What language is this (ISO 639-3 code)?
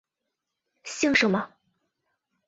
zho